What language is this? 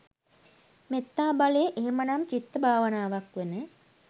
Sinhala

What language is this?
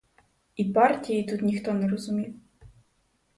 Ukrainian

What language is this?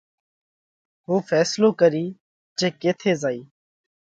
Parkari Koli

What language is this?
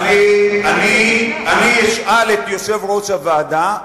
Hebrew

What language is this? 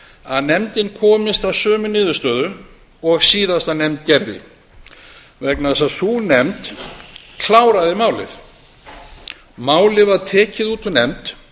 Icelandic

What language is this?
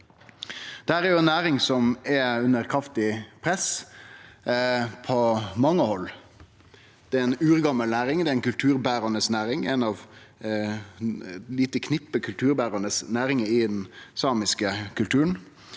Norwegian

